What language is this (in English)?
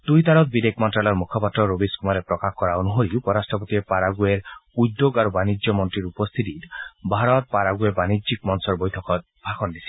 Assamese